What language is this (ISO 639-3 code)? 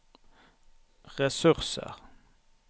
nor